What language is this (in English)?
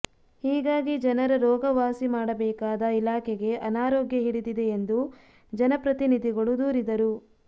Kannada